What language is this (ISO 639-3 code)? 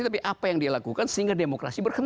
ind